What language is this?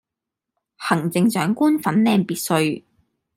Cantonese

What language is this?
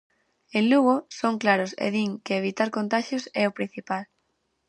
Galician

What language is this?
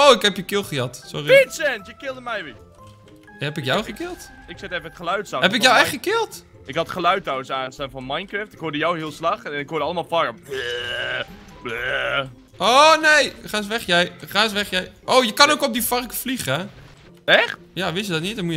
Dutch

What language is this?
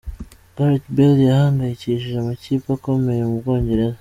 Kinyarwanda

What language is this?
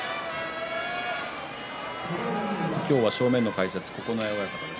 Japanese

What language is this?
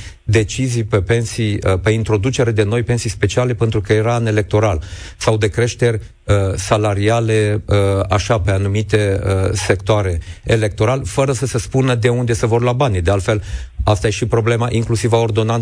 Romanian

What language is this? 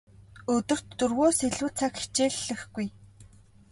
Mongolian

